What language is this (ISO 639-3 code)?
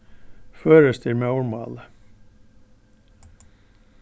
fao